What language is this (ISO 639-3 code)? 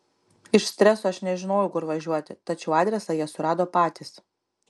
lit